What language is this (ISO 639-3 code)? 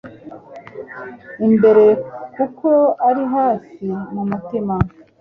kin